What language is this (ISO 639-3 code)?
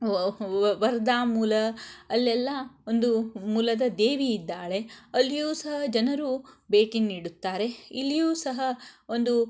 kan